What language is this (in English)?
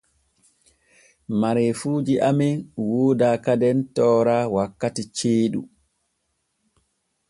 Borgu Fulfulde